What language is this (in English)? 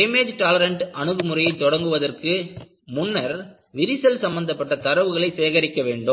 Tamil